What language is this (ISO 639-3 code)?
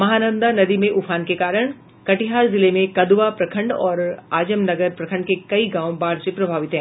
hin